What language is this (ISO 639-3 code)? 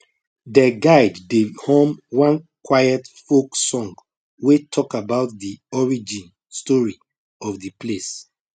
pcm